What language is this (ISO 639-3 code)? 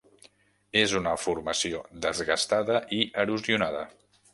cat